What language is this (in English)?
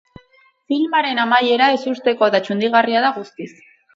Basque